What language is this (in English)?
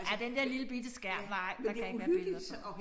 Danish